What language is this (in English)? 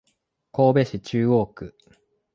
Japanese